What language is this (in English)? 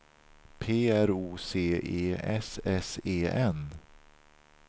Swedish